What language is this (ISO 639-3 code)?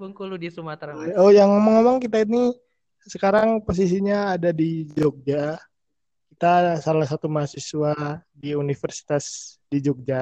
ind